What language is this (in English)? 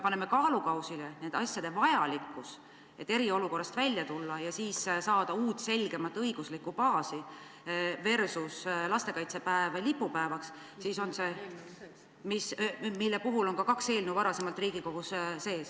Estonian